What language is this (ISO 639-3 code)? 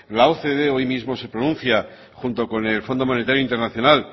spa